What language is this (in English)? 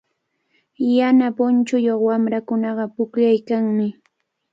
Cajatambo North Lima Quechua